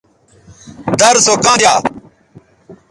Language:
Bateri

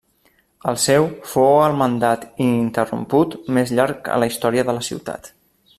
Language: Catalan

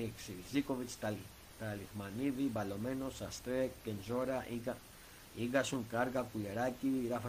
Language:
Greek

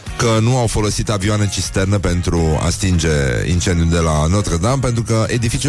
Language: Romanian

